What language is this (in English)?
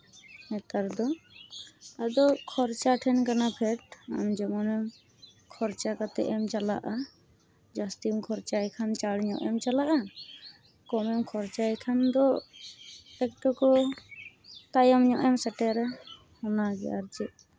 Santali